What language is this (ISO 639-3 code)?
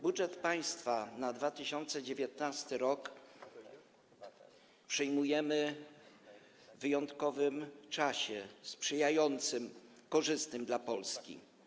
pol